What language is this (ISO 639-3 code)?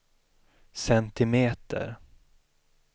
swe